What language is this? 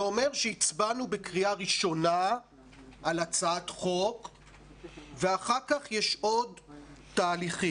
Hebrew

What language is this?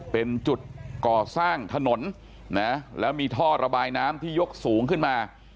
Thai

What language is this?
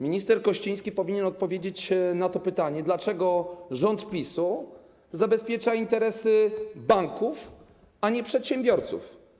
Polish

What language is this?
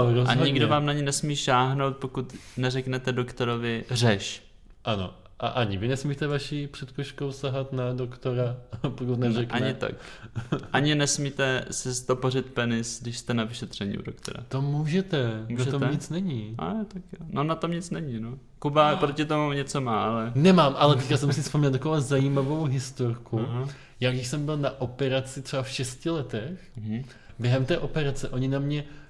Czech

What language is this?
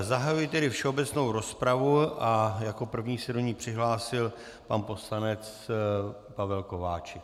Czech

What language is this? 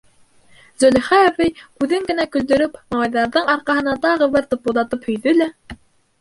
Bashkir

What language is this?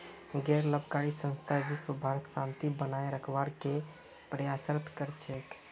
Magahi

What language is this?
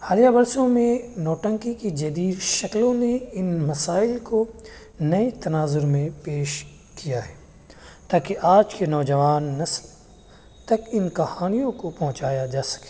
Urdu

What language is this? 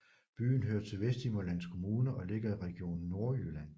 Danish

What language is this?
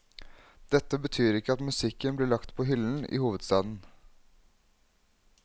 Norwegian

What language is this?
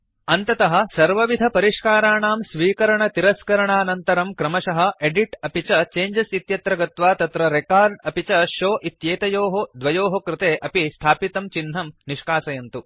Sanskrit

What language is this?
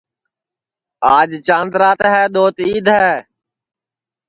Sansi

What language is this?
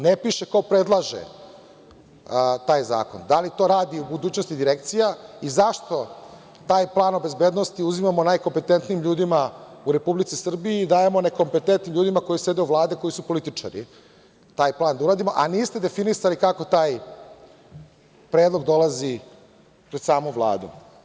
Serbian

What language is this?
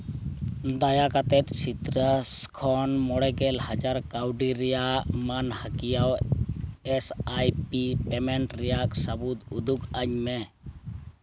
Santali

